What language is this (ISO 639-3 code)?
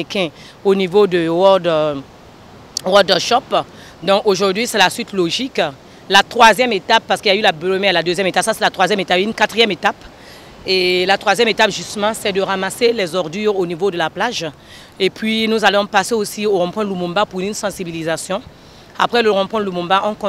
fra